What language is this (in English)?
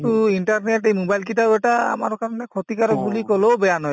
Assamese